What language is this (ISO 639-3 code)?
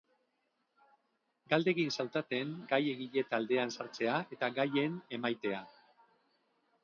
eus